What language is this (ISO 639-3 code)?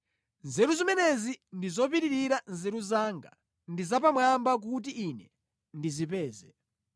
nya